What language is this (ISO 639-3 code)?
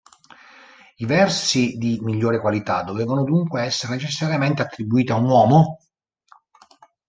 ita